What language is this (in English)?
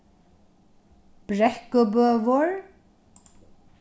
Faroese